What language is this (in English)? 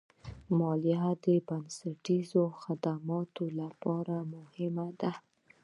Pashto